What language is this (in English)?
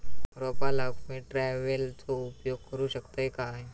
Marathi